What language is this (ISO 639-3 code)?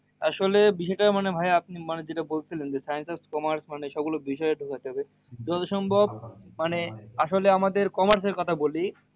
ben